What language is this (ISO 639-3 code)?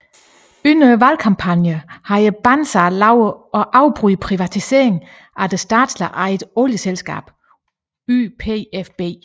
dan